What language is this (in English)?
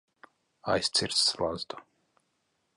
Latvian